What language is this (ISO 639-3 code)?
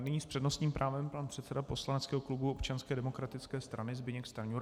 ces